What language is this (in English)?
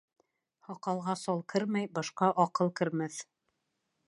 Bashkir